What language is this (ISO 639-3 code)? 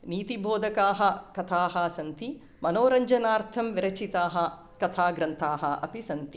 san